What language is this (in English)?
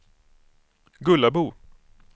Swedish